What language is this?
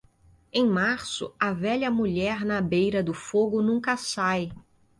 Portuguese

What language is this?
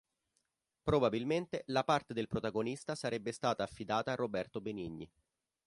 Italian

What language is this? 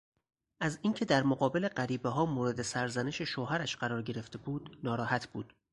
Persian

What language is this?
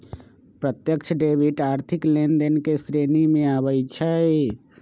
Magahi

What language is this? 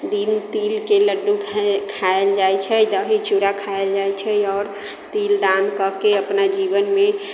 Maithili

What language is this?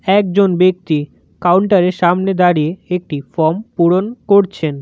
Bangla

